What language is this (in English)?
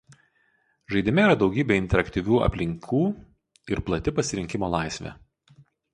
Lithuanian